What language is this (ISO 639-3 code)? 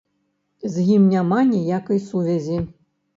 bel